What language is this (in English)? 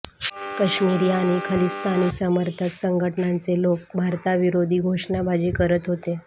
Marathi